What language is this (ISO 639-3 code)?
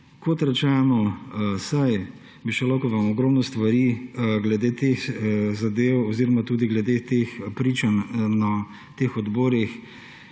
slv